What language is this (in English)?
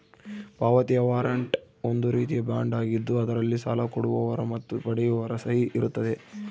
Kannada